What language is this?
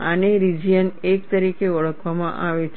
Gujarati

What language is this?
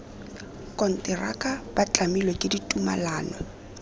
Tswana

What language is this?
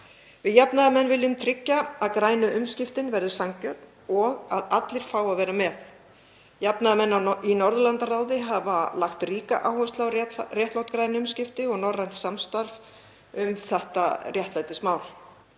Icelandic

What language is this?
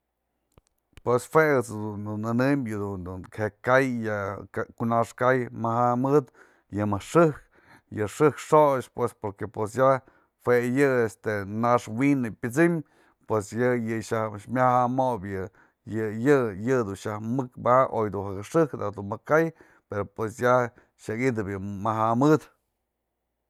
Mazatlán Mixe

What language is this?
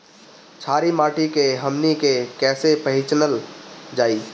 Bhojpuri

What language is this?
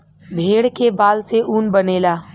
Bhojpuri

